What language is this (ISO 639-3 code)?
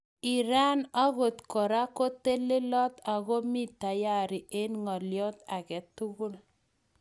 kln